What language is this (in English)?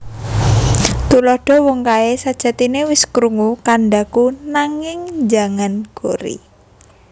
Javanese